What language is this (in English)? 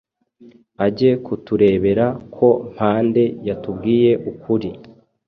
Kinyarwanda